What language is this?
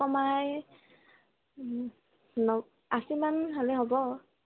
Assamese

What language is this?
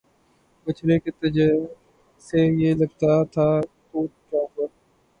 Urdu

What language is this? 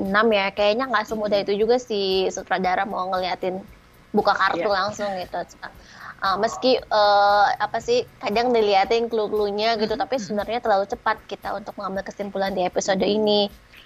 Indonesian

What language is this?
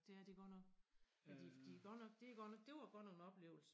Danish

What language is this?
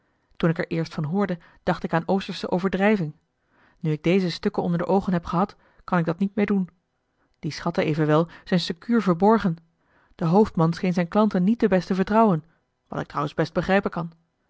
Dutch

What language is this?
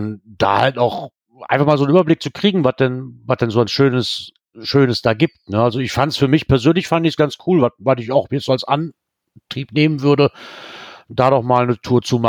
German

